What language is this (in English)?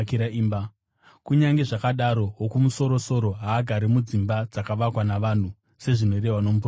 Shona